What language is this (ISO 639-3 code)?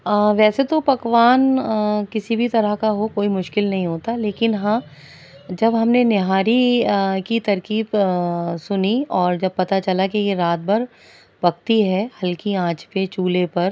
urd